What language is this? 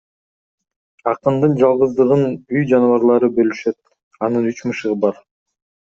Kyrgyz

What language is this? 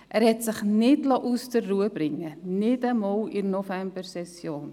Swiss German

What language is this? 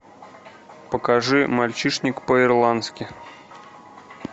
Russian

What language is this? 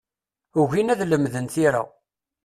Kabyle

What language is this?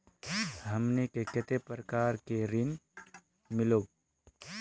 Magahi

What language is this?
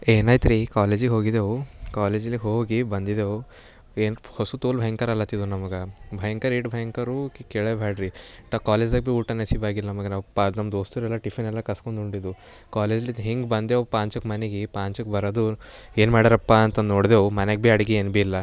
Kannada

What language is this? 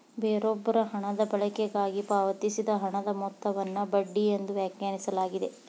Kannada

